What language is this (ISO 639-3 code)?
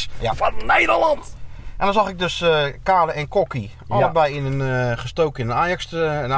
nld